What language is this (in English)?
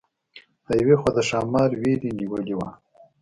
Pashto